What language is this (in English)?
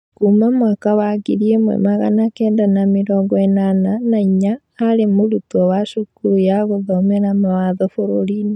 Kikuyu